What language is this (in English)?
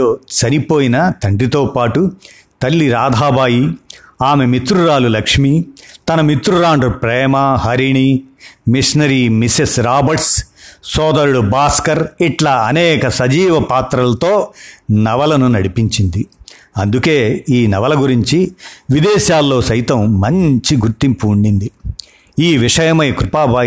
Telugu